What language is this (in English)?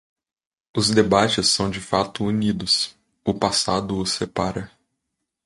Portuguese